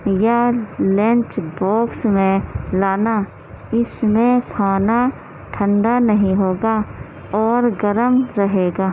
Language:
Urdu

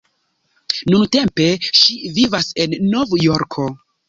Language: Esperanto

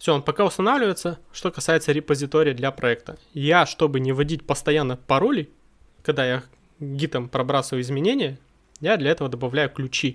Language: Russian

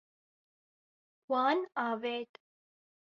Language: Kurdish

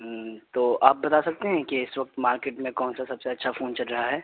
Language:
Urdu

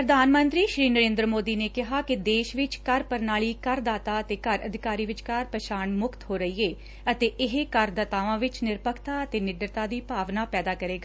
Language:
Punjabi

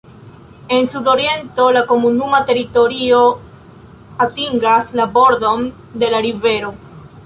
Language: Esperanto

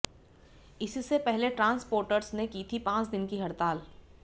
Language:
Hindi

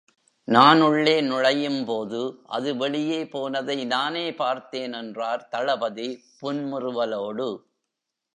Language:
Tamil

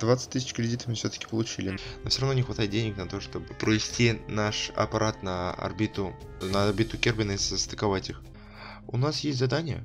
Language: Russian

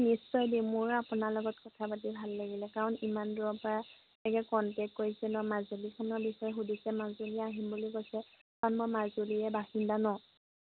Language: Assamese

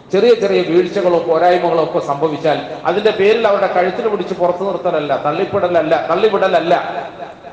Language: Malayalam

